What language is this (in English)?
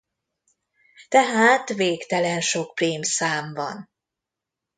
Hungarian